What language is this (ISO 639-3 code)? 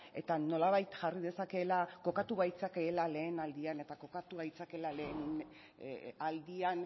eus